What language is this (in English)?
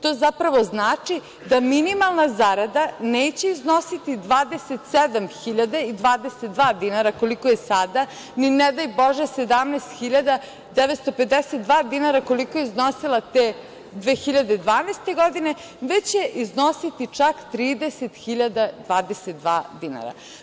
Serbian